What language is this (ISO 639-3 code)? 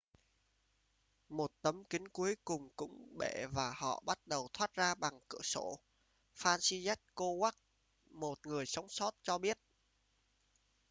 vie